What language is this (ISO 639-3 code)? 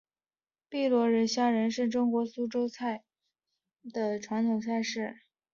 zho